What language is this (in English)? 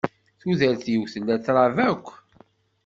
Kabyle